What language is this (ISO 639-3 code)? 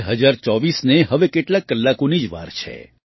guj